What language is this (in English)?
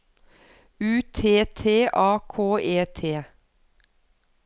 Norwegian